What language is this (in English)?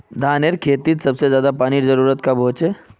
Magahi